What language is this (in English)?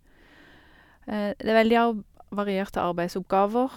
Norwegian